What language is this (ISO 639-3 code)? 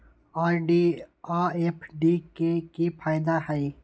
mag